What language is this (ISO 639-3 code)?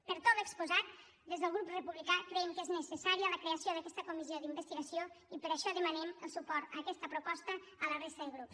cat